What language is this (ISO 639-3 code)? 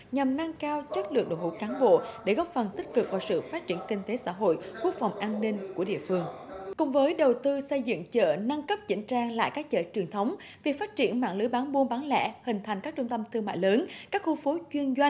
vie